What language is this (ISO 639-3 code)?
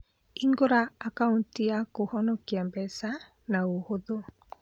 kik